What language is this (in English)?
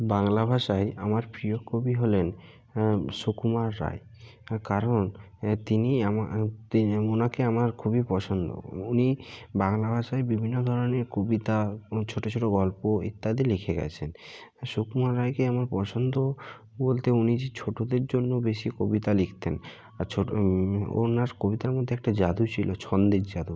Bangla